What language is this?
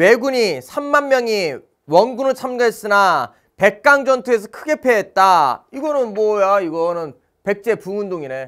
Korean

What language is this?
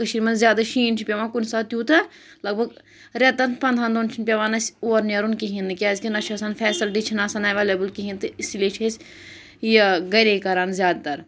Kashmiri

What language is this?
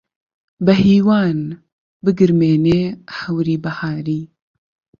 Central Kurdish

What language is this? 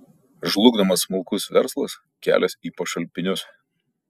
Lithuanian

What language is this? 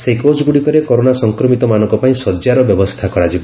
Odia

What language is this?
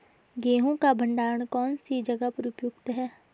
Hindi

